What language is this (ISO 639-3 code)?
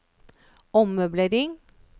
nor